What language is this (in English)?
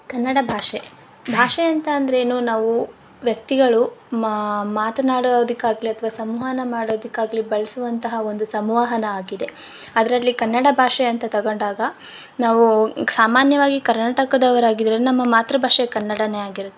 Kannada